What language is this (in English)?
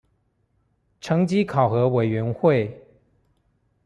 Chinese